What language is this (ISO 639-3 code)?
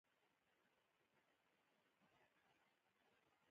pus